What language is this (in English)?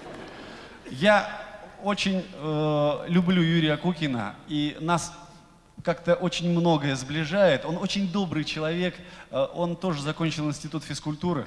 Russian